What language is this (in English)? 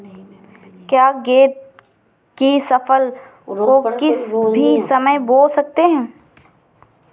Hindi